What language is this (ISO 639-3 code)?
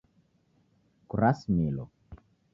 dav